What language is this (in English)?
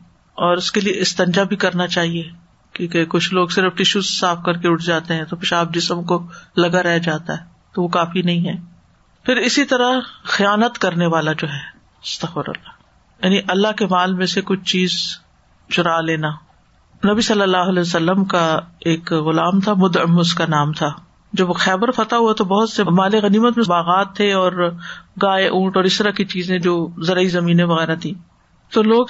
Urdu